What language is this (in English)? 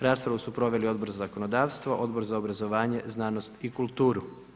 Croatian